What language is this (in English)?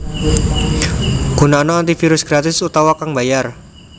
Javanese